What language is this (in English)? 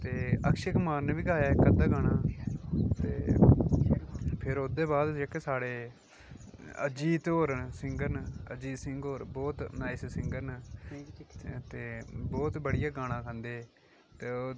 Dogri